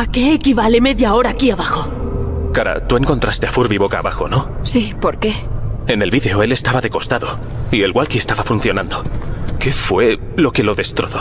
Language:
Spanish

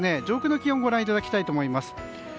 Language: Japanese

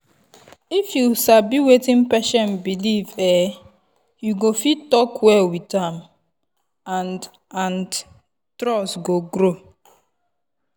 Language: Nigerian Pidgin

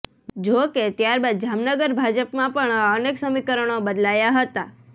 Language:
Gujarati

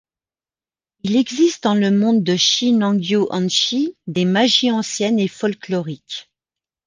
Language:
French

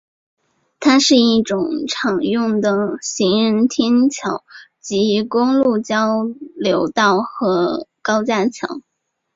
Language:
Chinese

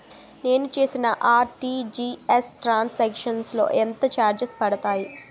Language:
Telugu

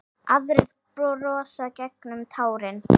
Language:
Icelandic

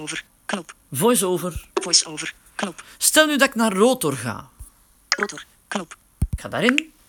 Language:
Dutch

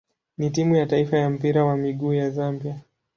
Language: Swahili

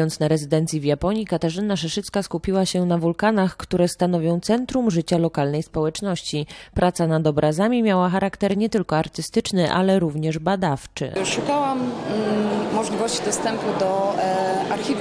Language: Polish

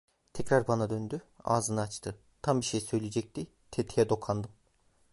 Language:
Turkish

